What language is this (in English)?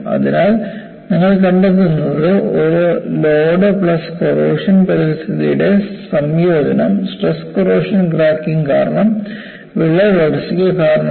Malayalam